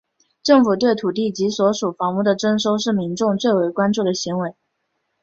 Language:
Chinese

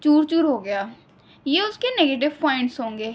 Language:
Urdu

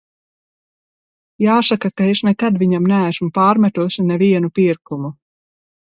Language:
Latvian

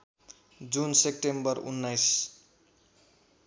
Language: Nepali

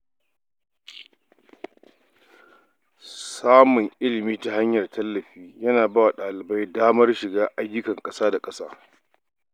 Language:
Hausa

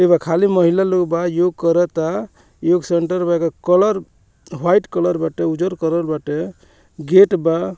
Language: Bhojpuri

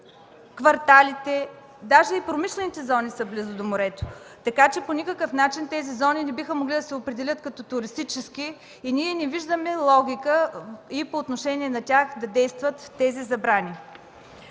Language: Bulgarian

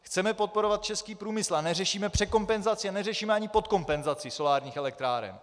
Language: Czech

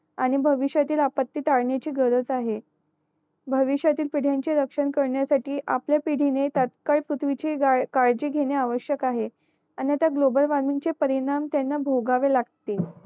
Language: Marathi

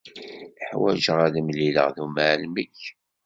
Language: Kabyle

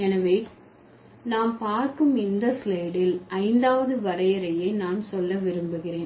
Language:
Tamil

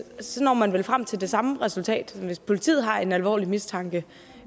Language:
Danish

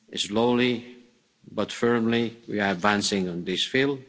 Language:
English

